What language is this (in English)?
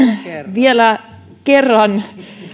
Finnish